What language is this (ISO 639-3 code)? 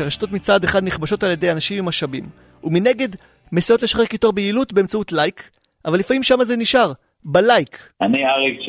heb